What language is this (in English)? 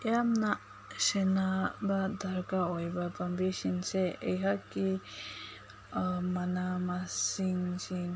Manipuri